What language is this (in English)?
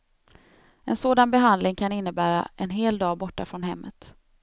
Swedish